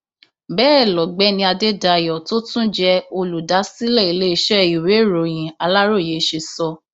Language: Yoruba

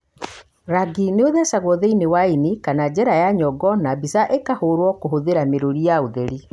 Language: Kikuyu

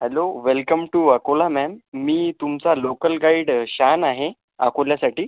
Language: Marathi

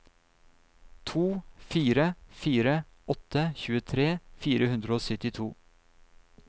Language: Norwegian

